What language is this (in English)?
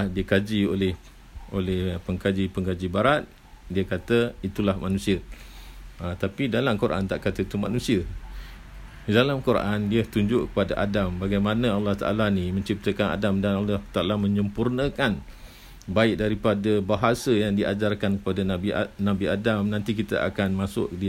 Malay